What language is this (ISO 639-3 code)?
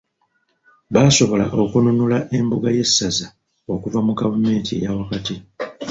lug